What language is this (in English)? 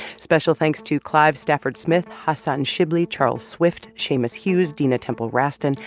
English